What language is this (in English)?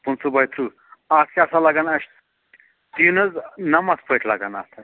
Kashmiri